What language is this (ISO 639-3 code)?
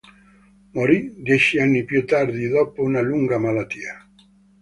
ita